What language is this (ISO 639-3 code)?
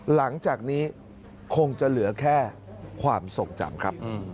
tha